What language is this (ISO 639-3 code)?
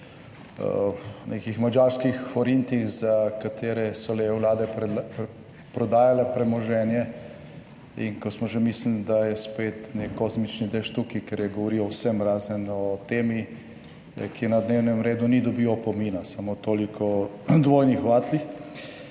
slv